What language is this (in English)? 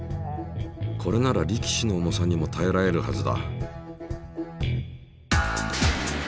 Japanese